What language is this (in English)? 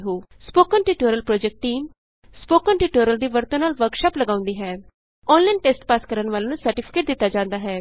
Punjabi